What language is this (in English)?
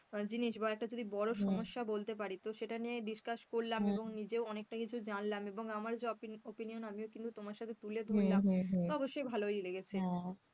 Bangla